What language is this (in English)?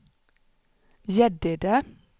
Swedish